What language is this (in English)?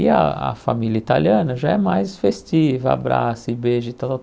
Portuguese